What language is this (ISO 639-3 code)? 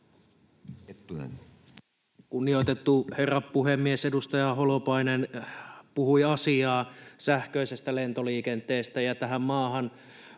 fin